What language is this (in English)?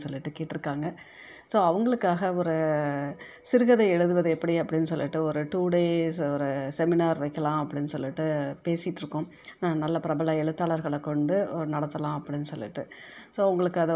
Tamil